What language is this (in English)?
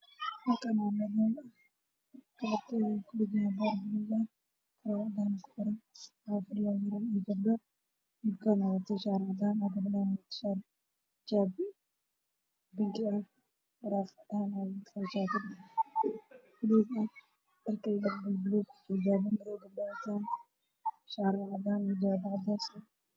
Somali